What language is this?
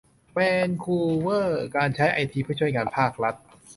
Thai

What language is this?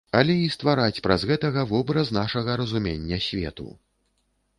Belarusian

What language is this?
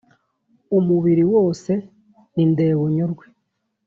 Kinyarwanda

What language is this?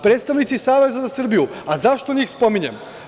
Serbian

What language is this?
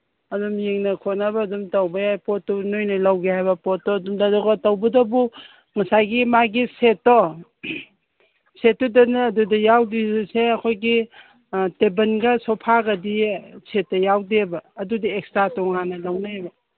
Manipuri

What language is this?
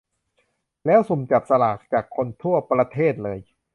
Thai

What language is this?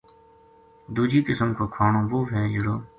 Gujari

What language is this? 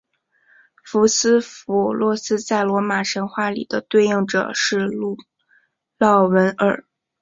Chinese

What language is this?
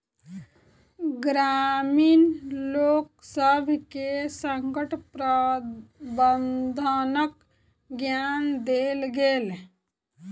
Maithili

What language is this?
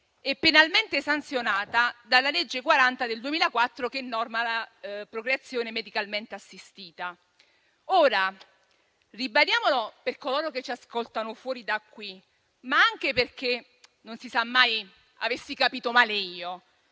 Italian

